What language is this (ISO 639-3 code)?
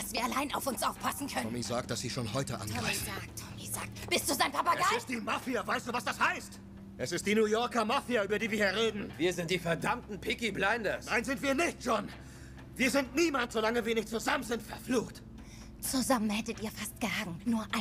deu